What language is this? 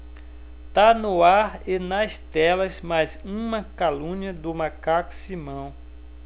Portuguese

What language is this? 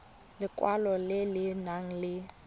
Tswana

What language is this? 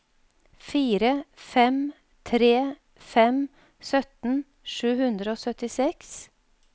Norwegian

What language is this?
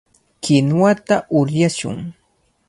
Cajatambo North Lima Quechua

